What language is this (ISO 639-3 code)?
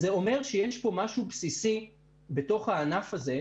heb